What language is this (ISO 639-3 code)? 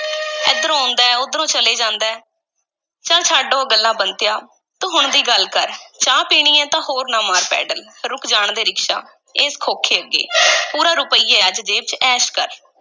pan